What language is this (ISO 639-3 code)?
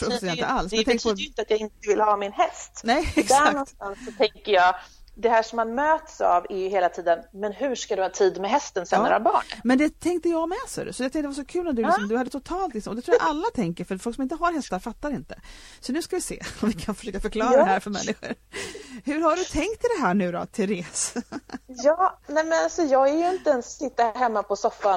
swe